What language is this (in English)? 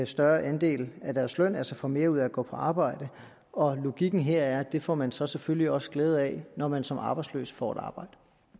Danish